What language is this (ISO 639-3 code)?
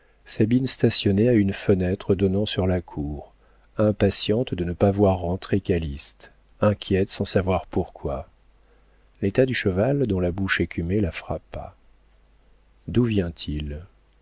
fra